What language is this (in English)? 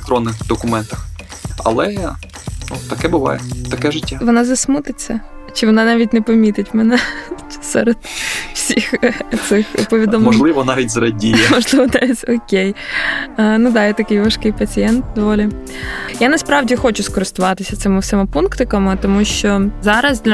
Ukrainian